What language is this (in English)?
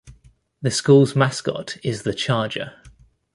English